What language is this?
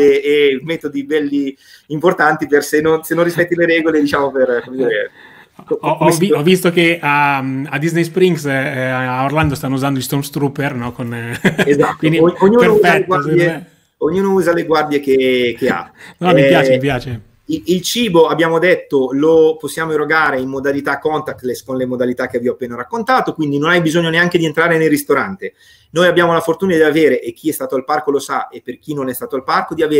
Italian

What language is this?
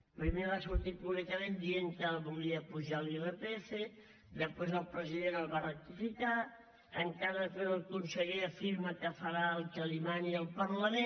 Catalan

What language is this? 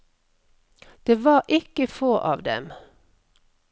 Norwegian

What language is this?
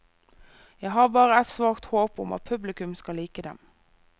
Norwegian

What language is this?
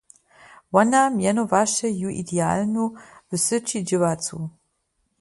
Upper Sorbian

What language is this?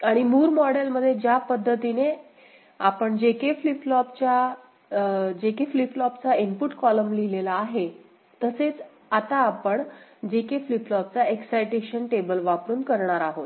Marathi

